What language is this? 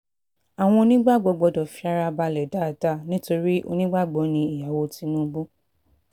Yoruba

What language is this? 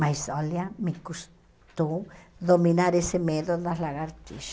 Portuguese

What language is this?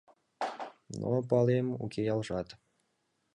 Mari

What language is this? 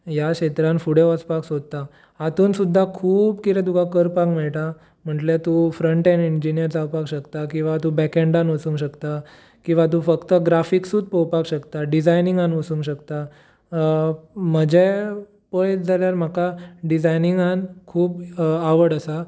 Konkani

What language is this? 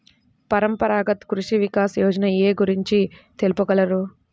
Telugu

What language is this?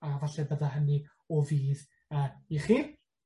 Welsh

